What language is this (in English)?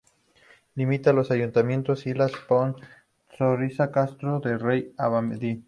Spanish